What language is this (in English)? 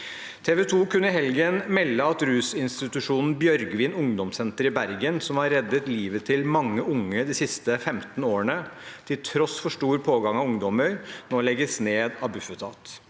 Norwegian